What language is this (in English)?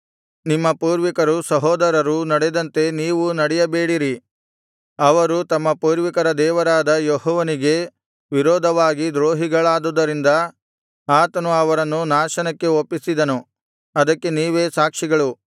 Kannada